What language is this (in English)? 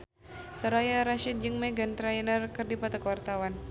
Sundanese